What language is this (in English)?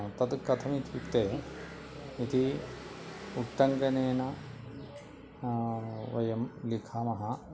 Sanskrit